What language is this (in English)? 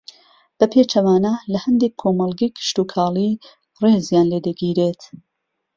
Central Kurdish